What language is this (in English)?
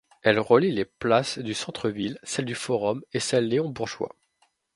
French